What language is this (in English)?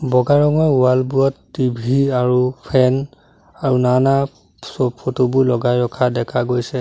Assamese